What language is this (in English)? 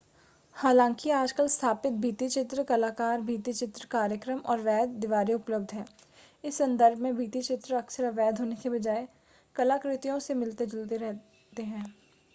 Hindi